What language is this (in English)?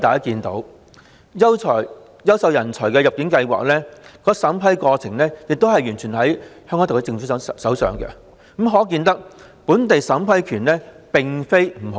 Cantonese